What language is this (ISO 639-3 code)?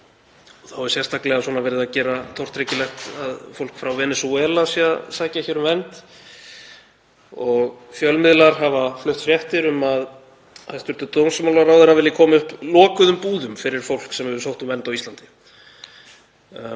isl